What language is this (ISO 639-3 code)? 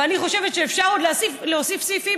heb